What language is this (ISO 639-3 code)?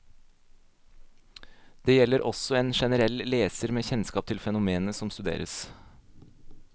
nor